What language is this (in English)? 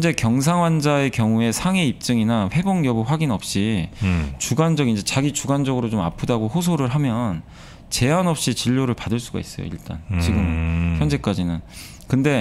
Korean